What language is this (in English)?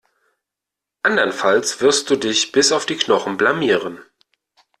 German